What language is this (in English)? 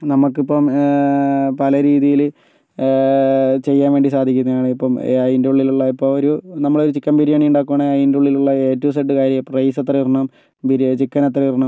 Malayalam